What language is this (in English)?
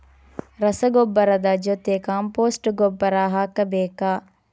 Kannada